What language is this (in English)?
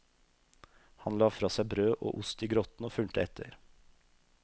Norwegian